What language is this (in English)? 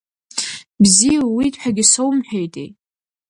Abkhazian